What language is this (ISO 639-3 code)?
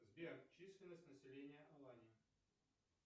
rus